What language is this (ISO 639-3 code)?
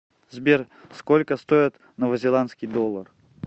rus